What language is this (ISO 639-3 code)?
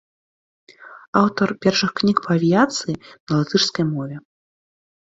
bel